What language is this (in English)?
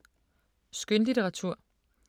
Danish